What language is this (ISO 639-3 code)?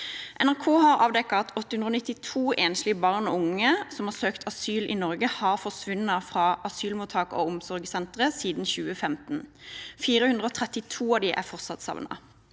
nor